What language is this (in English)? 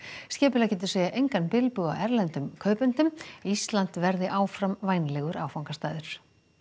Icelandic